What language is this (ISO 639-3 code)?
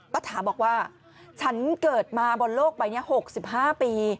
tha